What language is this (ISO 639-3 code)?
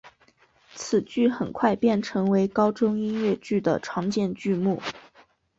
zho